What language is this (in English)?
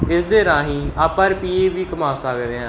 Punjabi